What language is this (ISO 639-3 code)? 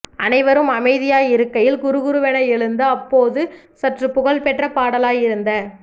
tam